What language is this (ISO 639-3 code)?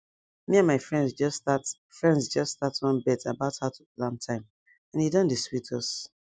pcm